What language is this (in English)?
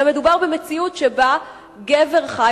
Hebrew